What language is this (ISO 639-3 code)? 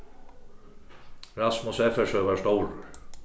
fao